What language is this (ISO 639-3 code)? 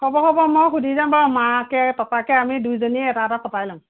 asm